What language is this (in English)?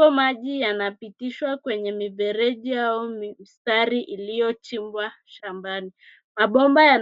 Swahili